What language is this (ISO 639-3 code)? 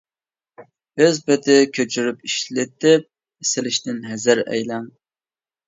uig